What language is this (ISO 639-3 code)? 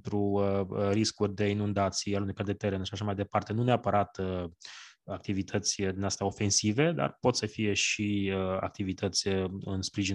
ron